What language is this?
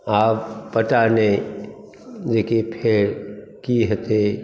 Maithili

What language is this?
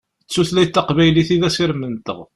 Kabyle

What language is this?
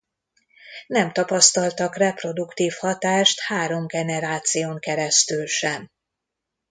Hungarian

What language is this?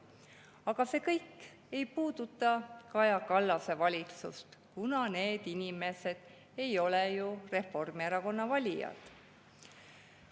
Estonian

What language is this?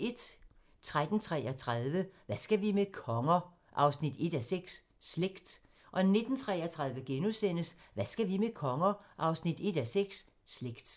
Danish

